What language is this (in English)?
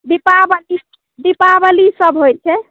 Maithili